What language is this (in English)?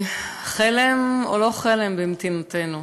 Hebrew